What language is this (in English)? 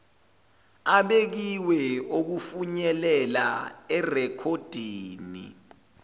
Zulu